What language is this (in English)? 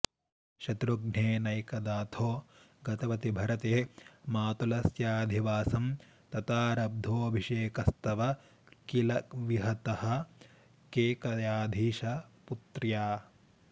Sanskrit